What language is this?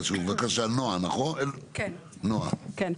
Hebrew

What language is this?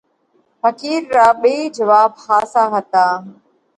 Parkari Koli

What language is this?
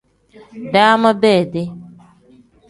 Tem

